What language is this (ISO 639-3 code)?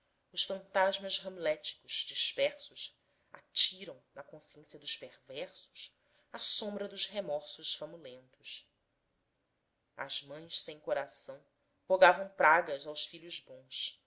por